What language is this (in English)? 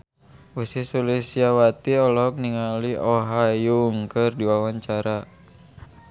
Sundanese